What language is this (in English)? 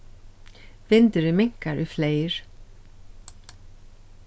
Faroese